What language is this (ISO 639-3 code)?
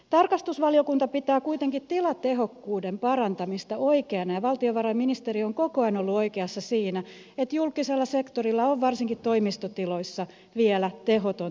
fin